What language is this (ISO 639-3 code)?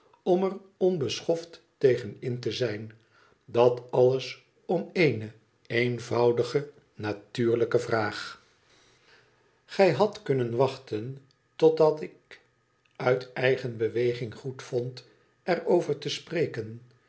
nld